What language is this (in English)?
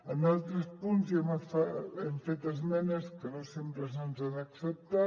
Catalan